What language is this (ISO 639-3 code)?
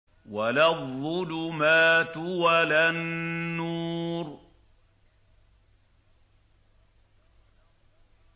ara